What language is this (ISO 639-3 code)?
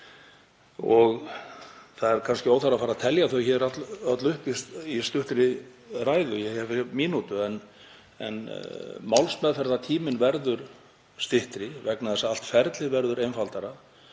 isl